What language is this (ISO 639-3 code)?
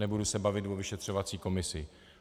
ces